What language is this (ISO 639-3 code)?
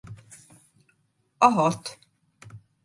hun